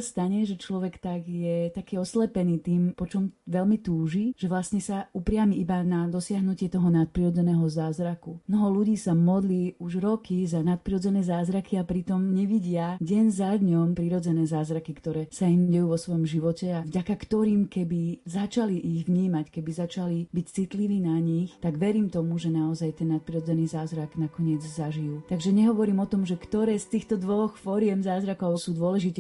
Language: Slovak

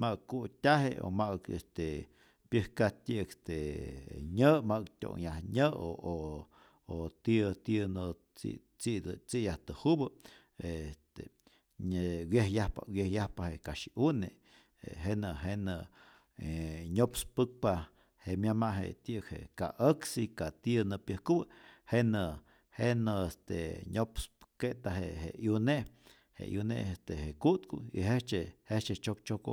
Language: Rayón Zoque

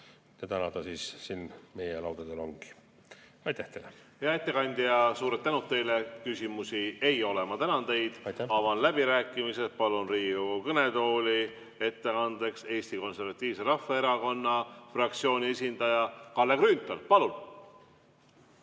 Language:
Estonian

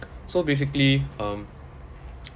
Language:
English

